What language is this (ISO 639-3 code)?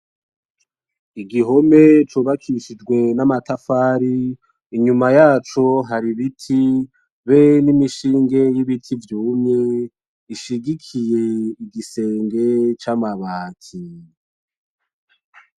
run